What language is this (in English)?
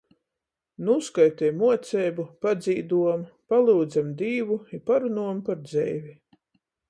Latgalian